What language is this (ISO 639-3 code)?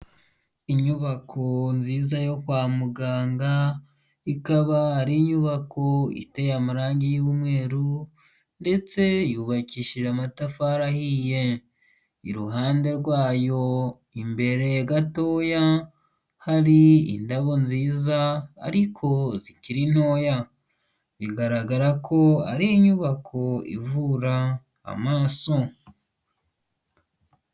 kin